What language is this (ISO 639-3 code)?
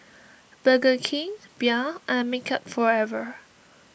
eng